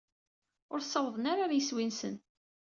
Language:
Kabyle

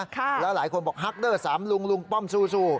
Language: Thai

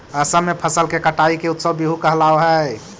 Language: Magahi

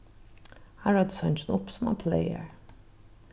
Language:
Faroese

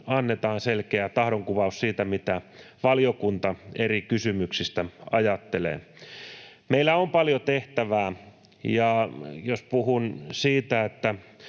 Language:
Finnish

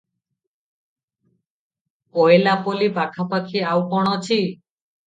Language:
Odia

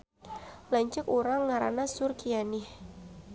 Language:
Sundanese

